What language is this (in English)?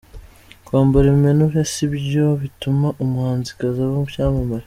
Kinyarwanda